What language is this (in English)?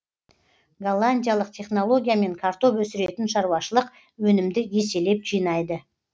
Kazakh